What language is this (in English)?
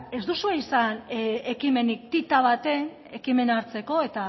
Basque